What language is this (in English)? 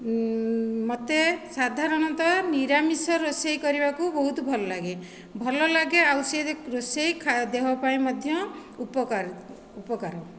Odia